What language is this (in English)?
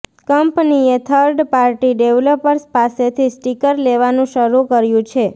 Gujarati